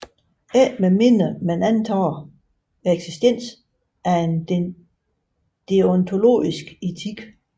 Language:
Danish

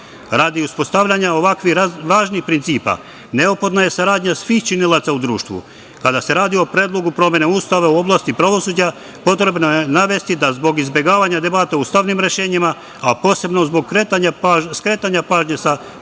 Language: Serbian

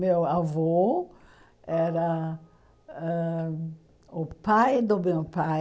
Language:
Portuguese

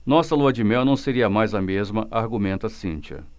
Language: Portuguese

